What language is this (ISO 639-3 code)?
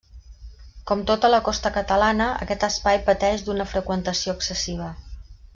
cat